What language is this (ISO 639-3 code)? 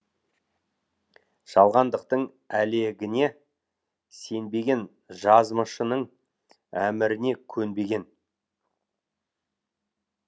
kaz